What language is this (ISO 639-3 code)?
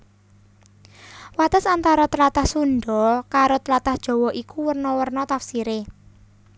jav